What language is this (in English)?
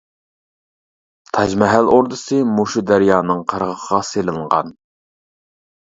Uyghur